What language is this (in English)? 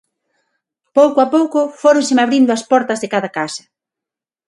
Galician